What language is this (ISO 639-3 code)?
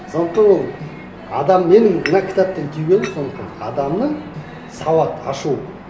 kaz